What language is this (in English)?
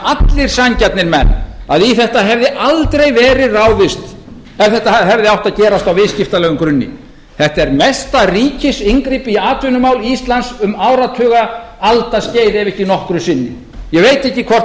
Icelandic